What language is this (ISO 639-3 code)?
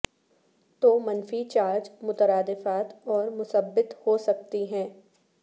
urd